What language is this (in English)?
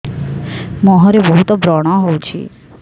Odia